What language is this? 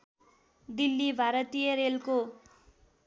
Nepali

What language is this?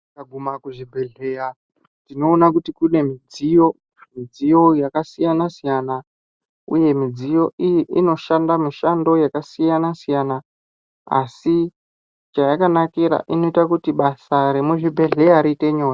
Ndau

